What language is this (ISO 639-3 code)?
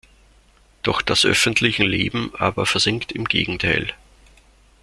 deu